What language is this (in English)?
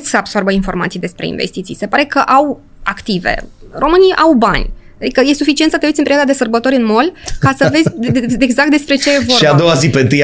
Romanian